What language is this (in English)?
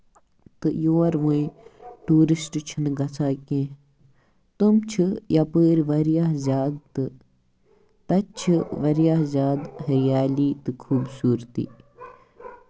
Kashmiri